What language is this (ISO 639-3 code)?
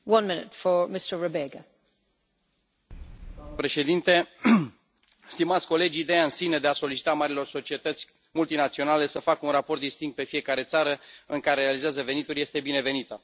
ron